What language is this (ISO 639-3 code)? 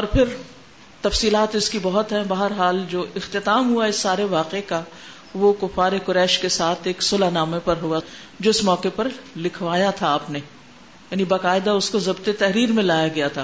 urd